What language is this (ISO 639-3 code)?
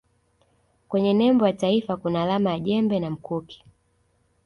swa